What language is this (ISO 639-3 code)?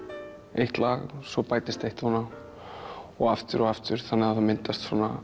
isl